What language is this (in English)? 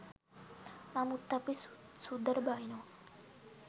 Sinhala